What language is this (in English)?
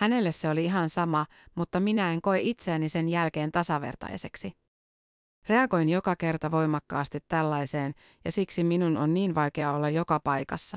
Finnish